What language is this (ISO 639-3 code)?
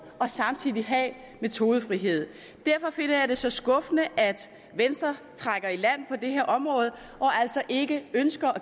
dan